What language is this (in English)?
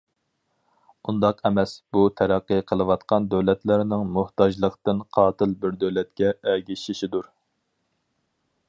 Uyghur